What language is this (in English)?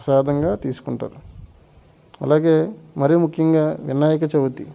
Telugu